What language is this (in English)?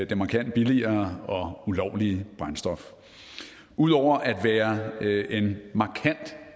Danish